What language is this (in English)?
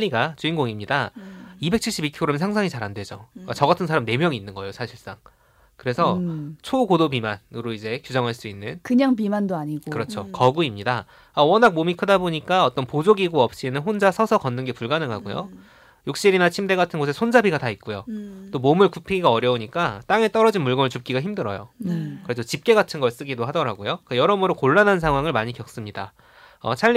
Korean